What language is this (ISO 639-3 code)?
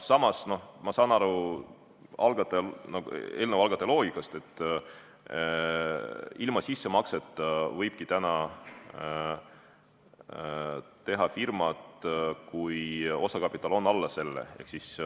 est